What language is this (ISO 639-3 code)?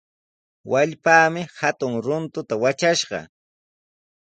qws